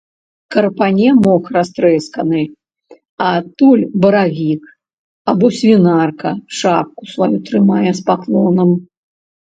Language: Belarusian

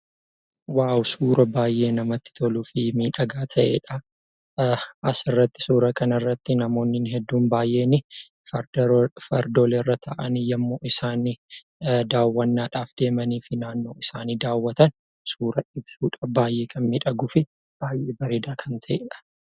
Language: Oromo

